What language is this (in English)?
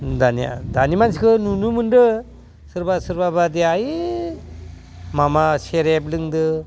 Bodo